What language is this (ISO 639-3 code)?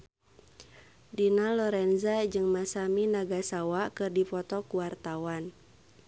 sun